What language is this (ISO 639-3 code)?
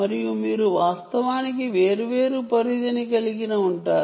tel